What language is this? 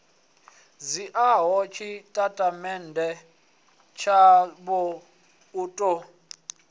Venda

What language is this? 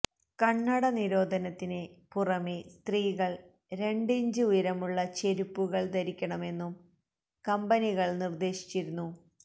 Malayalam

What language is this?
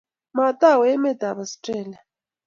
Kalenjin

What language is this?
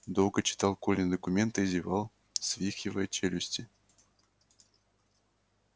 Russian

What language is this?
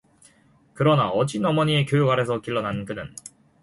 Korean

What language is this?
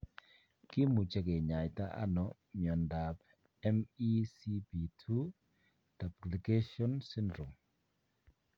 Kalenjin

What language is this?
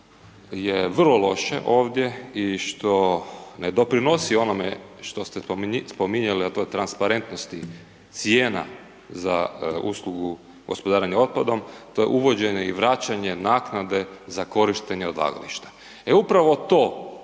Croatian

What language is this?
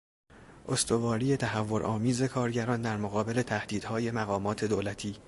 Persian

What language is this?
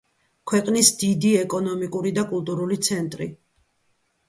Georgian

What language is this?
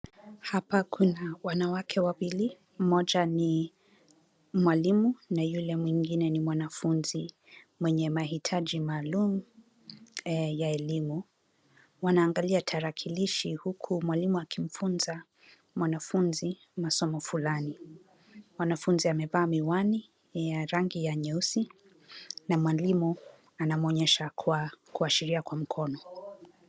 Swahili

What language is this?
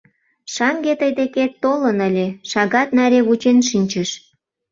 Mari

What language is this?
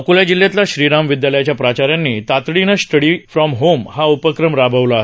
Marathi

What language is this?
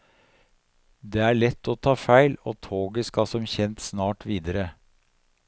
Norwegian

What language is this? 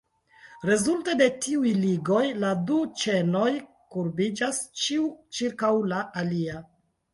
Esperanto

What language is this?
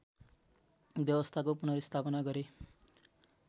Nepali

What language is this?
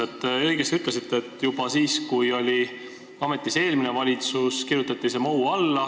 Estonian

